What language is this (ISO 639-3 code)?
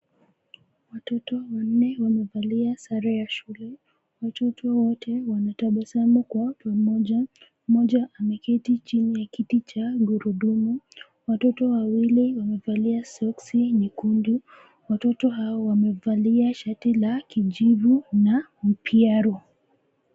swa